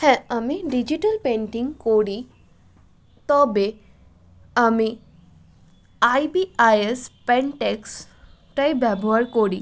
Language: Bangla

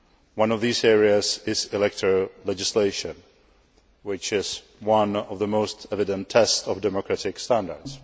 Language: English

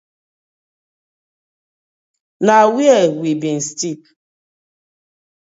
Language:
Nigerian Pidgin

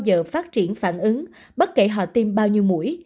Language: Vietnamese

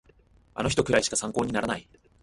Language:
Japanese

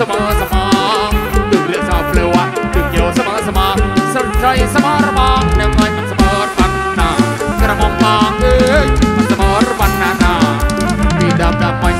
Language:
Thai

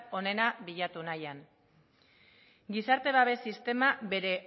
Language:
Basque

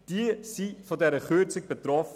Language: Swiss German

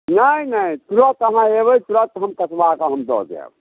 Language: Maithili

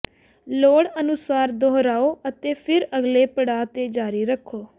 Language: Punjabi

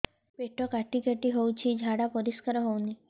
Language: Odia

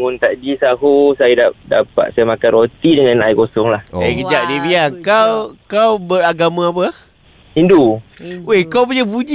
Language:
Malay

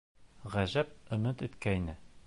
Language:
Bashkir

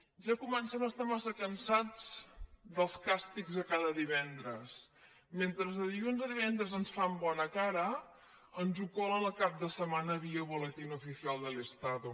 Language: Catalan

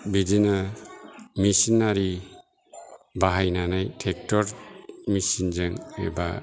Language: Bodo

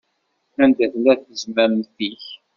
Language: Kabyle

